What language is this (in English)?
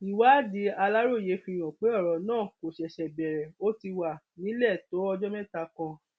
Yoruba